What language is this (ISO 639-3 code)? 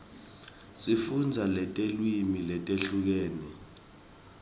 ssw